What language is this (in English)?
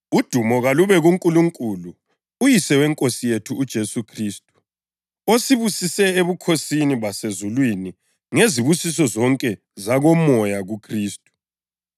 North Ndebele